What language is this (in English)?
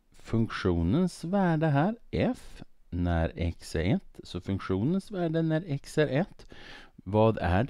Swedish